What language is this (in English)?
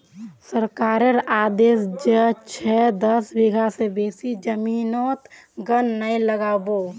Magahi